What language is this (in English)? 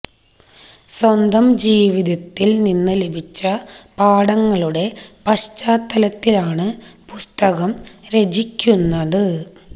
Malayalam